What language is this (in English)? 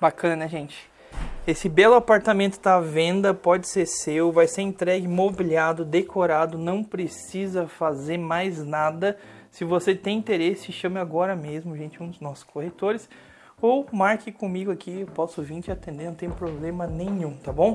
Portuguese